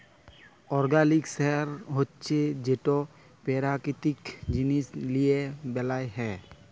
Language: Bangla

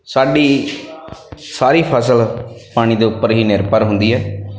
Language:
Punjabi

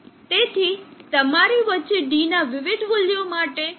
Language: Gujarati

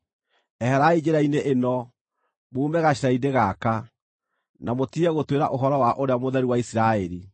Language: Kikuyu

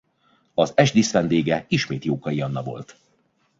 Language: Hungarian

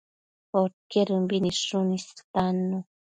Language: Matsés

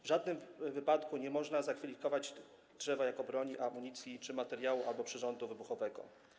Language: Polish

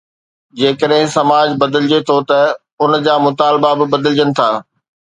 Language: Sindhi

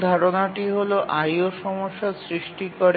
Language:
Bangla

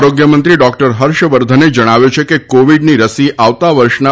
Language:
Gujarati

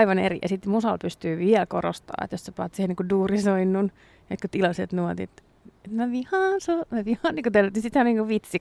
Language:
Finnish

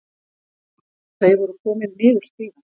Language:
Icelandic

